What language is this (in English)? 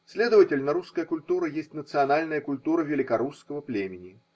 Russian